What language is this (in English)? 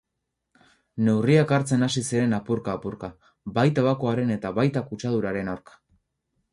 Basque